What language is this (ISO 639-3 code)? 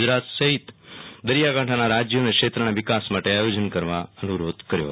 guj